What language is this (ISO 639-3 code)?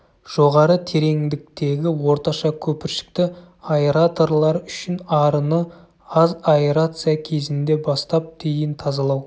kaz